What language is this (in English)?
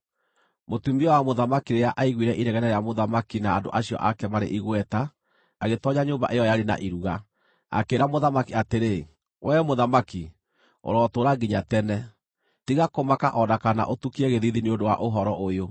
Kikuyu